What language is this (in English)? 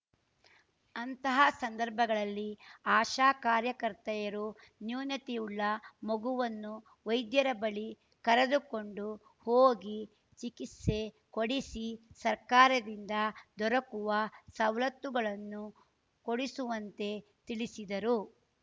Kannada